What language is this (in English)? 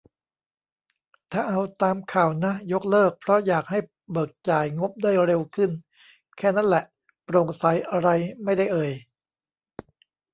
Thai